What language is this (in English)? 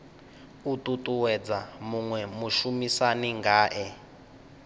Venda